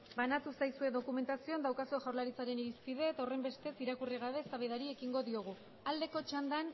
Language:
Basque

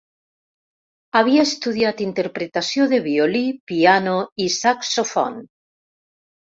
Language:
Catalan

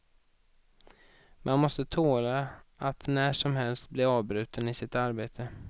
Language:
Swedish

